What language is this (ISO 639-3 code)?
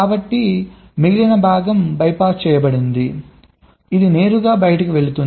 tel